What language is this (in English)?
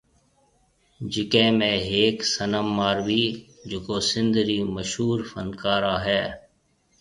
Marwari (Pakistan)